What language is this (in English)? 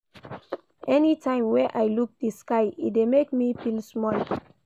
Nigerian Pidgin